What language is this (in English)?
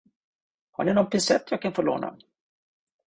Swedish